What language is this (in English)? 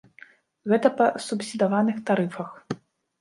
Belarusian